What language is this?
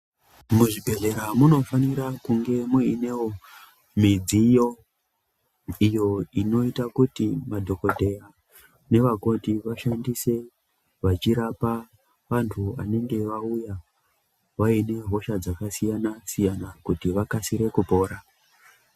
Ndau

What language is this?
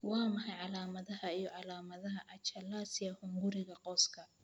Somali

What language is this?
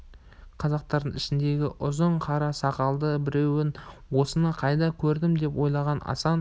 Kazakh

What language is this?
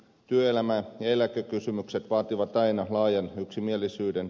Finnish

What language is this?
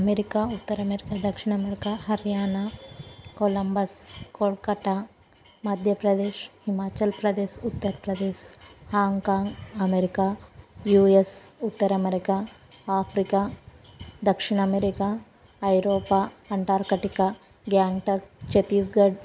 Telugu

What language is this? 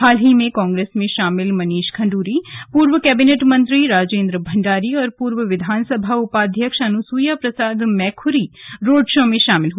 Hindi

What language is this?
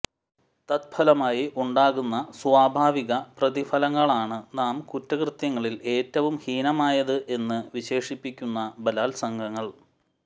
Malayalam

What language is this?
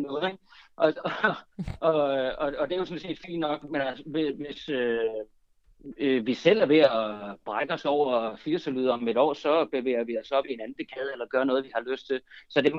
Danish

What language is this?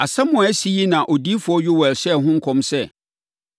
Akan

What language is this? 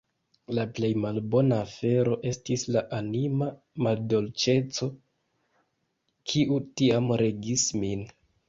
Esperanto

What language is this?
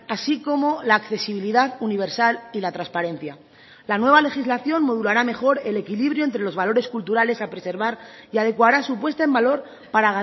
Spanish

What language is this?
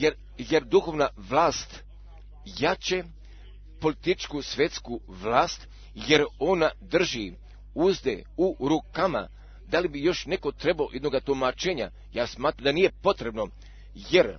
Croatian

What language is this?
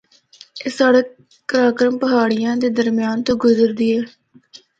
Northern Hindko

